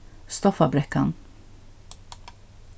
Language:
Faroese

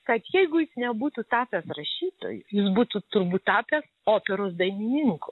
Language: Lithuanian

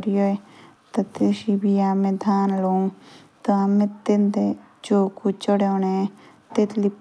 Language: Jaunsari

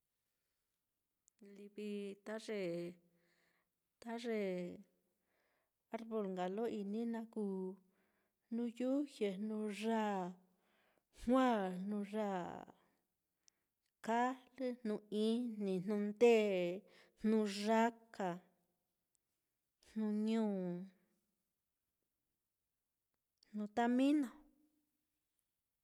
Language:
Mitlatongo Mixtec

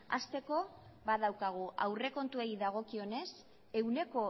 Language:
Basque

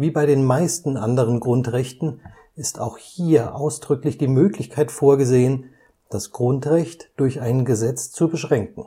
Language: German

